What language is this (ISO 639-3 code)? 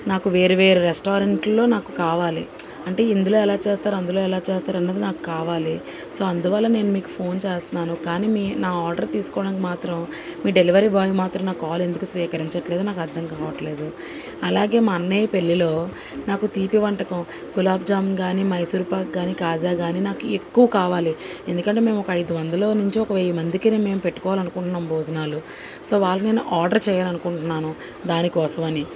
tel